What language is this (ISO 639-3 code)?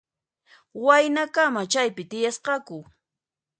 qxp